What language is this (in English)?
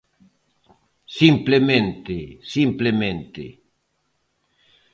Galician